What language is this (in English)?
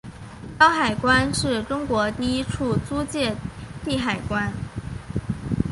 Chinese